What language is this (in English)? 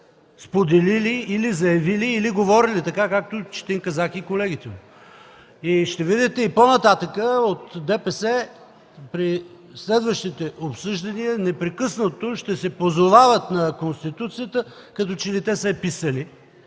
Bulgarian